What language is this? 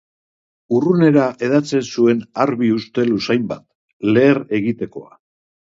Basque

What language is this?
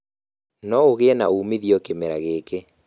Kikuyu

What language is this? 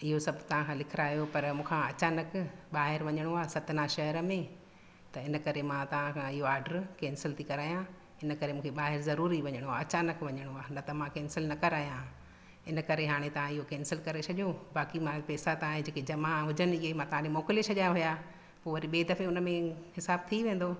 Sindhi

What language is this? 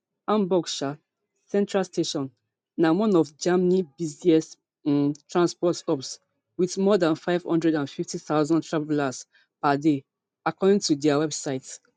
Nigerian Pidgin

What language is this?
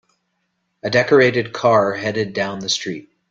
English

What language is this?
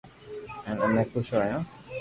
Loarki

